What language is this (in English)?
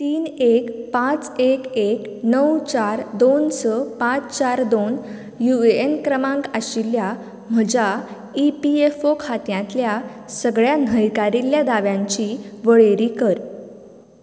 Konkani